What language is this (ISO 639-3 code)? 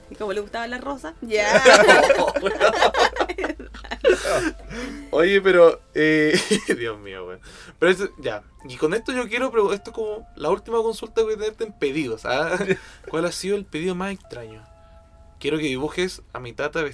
spa